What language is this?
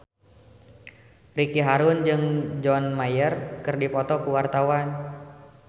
Sundanese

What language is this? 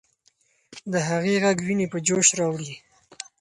Pashto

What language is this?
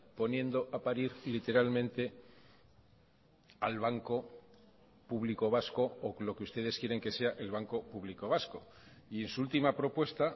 Spanish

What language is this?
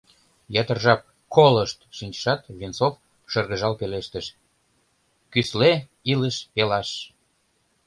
Mari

